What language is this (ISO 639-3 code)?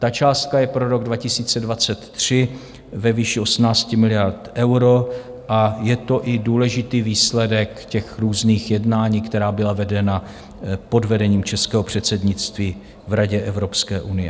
ces